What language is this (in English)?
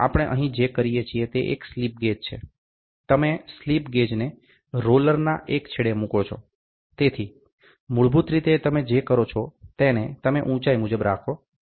Gujarati